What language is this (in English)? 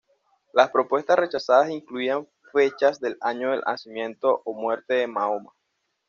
Spanish